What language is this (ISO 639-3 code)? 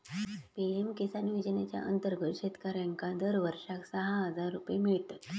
mar